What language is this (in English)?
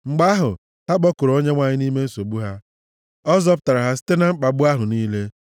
Igbo